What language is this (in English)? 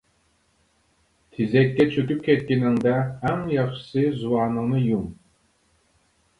Uyghur